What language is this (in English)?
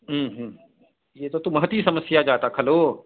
Sanskrit